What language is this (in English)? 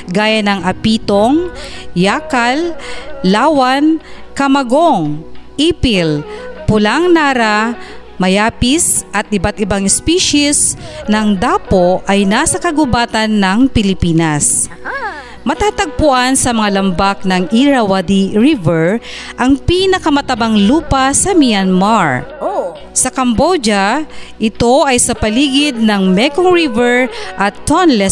Filipino